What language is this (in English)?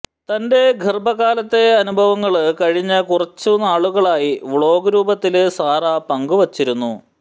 Malayalam